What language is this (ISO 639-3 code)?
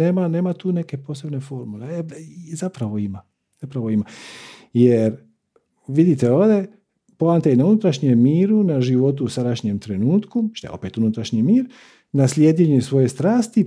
hrv